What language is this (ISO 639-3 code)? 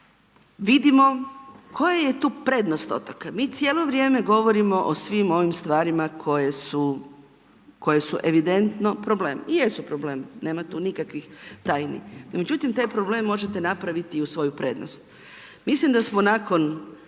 hrv